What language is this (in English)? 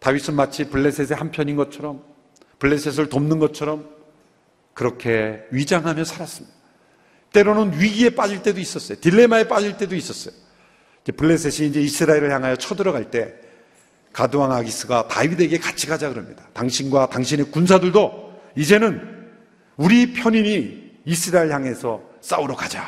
Korean